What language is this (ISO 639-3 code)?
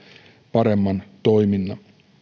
fin